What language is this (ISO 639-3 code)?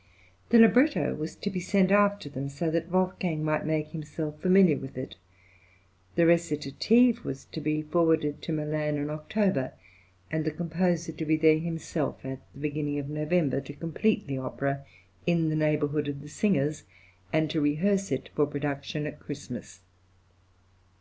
eng